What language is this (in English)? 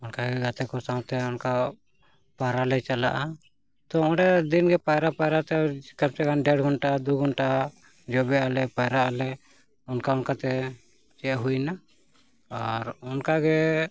Santali